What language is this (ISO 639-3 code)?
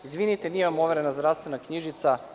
srp